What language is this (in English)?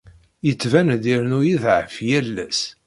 Kabyle